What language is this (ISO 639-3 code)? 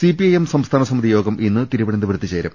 mal